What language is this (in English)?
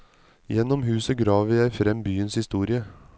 Norwegian